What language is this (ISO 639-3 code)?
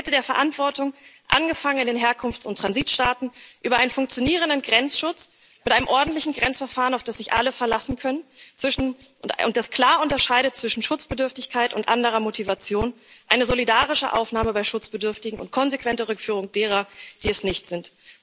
deu